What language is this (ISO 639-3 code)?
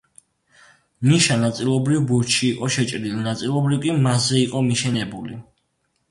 kat